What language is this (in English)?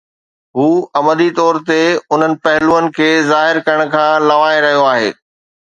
Sindhi